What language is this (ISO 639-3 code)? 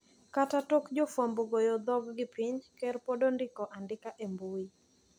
luo